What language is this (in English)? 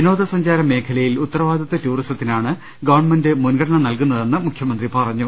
Malayalam